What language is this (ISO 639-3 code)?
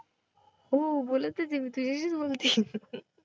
mar